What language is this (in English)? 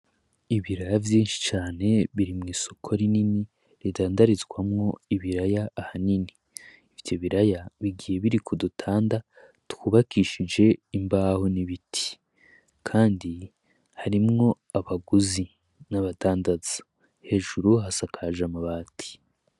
Rundi